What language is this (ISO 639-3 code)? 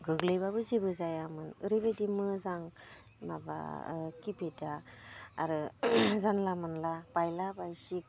brx